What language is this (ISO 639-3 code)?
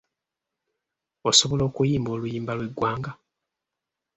lug